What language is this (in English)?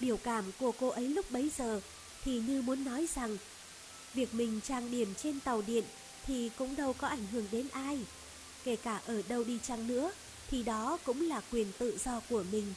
Vietnamese